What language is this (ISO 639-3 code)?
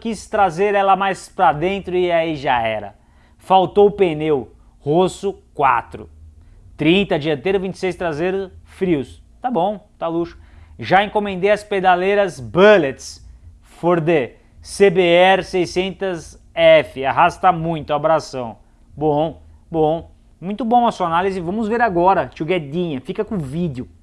por